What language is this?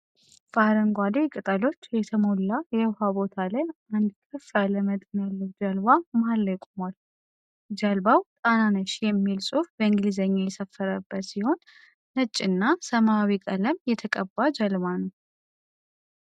Amharic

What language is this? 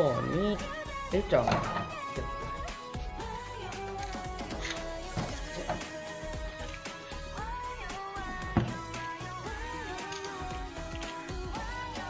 Korean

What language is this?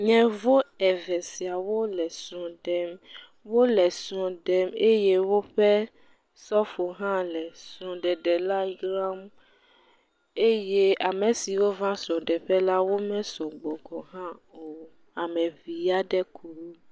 Ewe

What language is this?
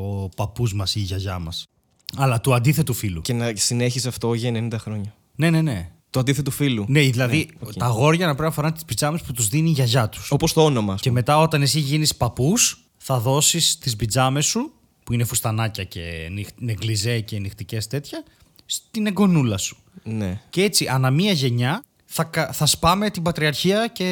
Greek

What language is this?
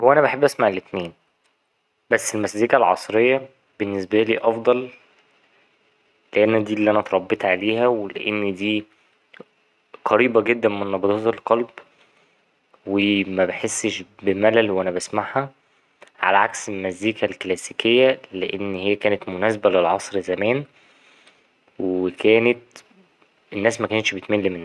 Egyptian Arabic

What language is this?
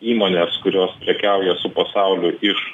Lithuanian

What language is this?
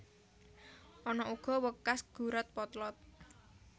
Javanese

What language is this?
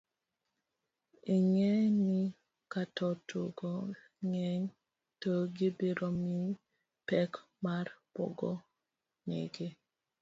Luo (Kenya and Tanzania)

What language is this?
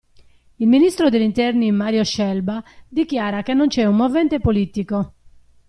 Italian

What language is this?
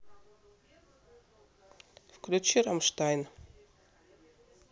Russian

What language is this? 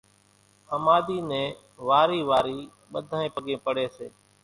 Kachi Koli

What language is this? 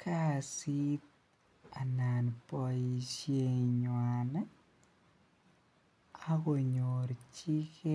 Kalenjin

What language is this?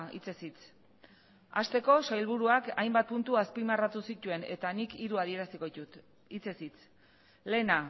Basque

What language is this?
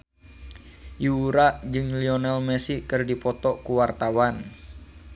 Sundanese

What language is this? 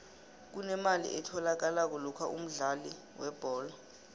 South Ndebele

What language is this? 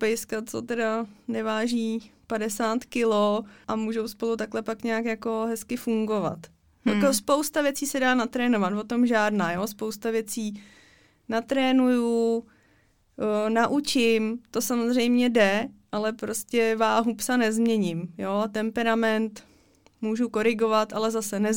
Czech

